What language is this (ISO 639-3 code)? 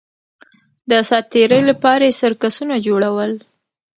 pus